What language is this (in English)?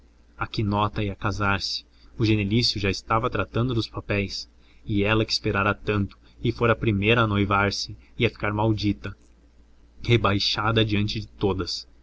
Portuguese